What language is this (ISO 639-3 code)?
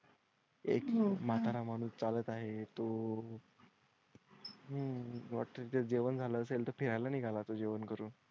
mar